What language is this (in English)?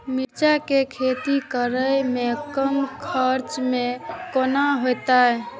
Maithili